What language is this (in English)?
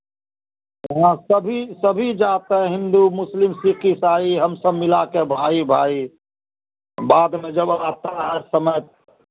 Hindi